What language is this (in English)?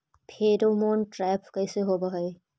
Magahi